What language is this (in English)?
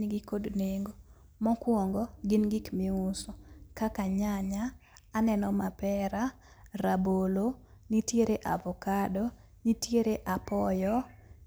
Luo (Kenya and Tanzania)